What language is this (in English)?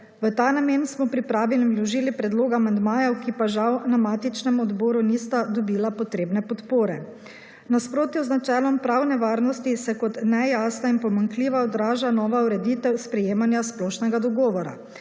Slovenian